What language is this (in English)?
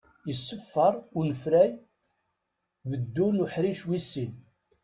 Kabyle